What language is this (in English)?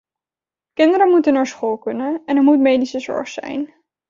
Dutch